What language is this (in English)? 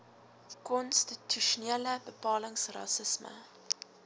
Afrikaans